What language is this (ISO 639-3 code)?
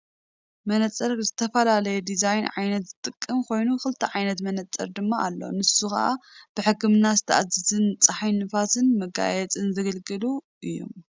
tir